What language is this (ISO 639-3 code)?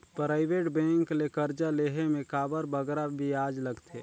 hne